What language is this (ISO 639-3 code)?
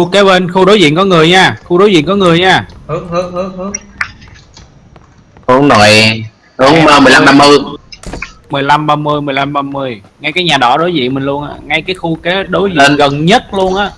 vie